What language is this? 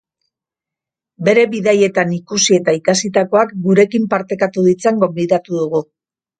Basque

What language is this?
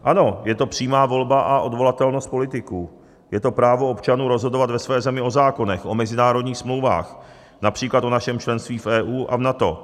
Czech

